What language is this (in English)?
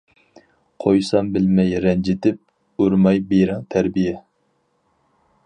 Uyghur